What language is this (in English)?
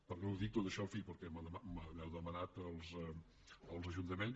Catalan